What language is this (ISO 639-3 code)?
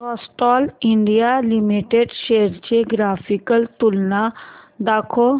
mar